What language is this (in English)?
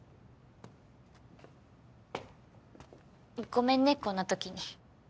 Japanese